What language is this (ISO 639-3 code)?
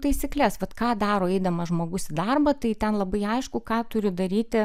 lit